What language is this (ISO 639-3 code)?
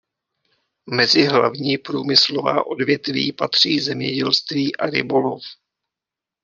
ces